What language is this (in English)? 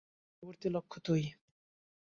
Bangla